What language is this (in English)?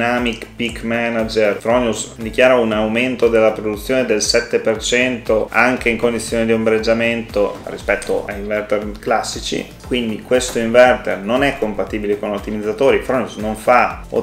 Italian